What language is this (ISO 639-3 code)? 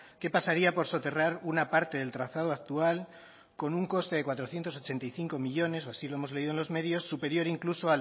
spa